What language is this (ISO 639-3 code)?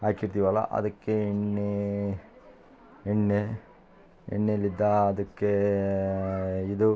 kan